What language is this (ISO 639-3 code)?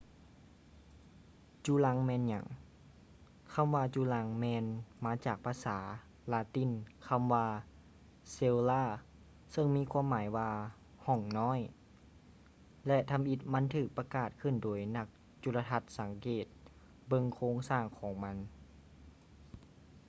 lao